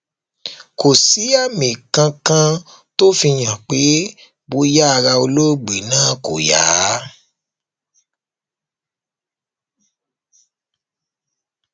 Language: Yoruba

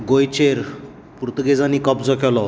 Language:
Konkani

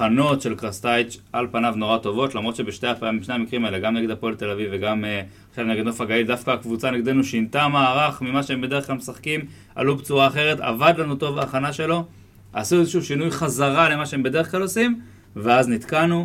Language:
Hebrew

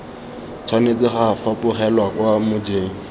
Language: Tswana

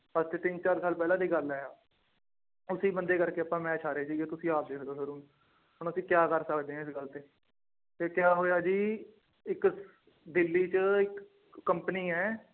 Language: Punjabi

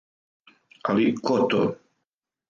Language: Serbian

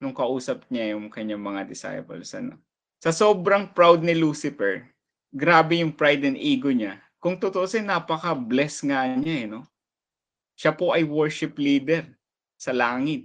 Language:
Filipino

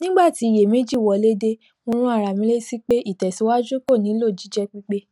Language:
Yoruba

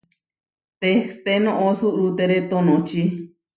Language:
Huarijio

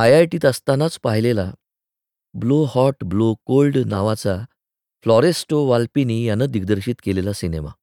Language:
Marathi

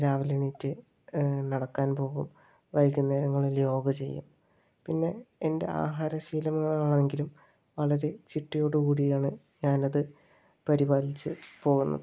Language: Malayalam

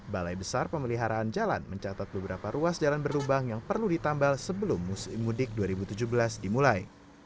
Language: Indonesian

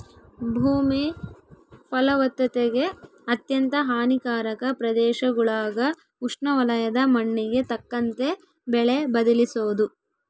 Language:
Kannada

